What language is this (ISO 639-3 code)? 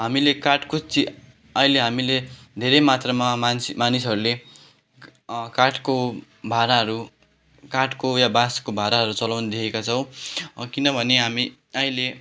nep